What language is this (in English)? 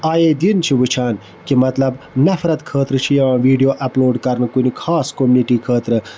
Kashmiri